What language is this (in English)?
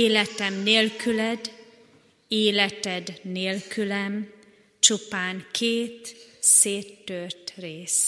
Hungarian